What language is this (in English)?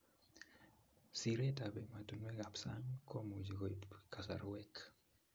Kalenjin